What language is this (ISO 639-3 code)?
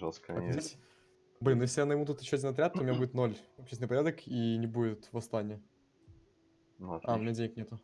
rus